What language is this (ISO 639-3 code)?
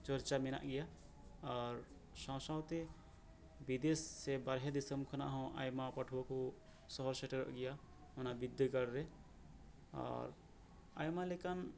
sat